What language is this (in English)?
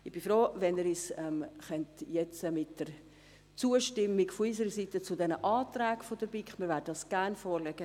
Swiss German